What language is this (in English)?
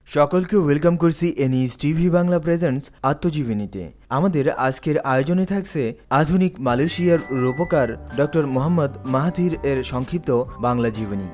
Bangla